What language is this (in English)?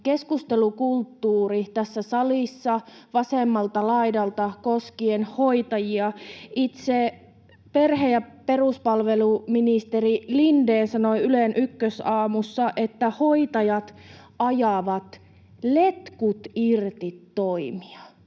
Finnish